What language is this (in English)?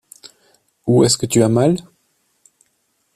French